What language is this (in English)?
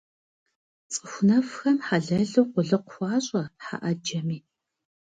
Kabardian